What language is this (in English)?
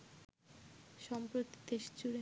Bangla